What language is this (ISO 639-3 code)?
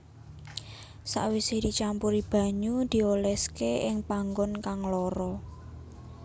jav